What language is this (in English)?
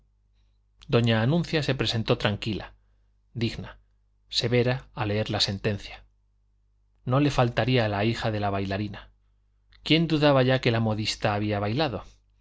Spanish